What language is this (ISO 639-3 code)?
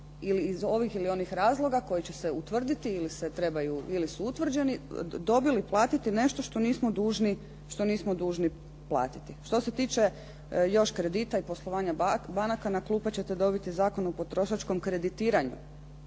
hrv